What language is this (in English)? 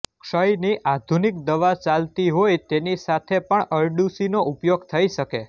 Gujarati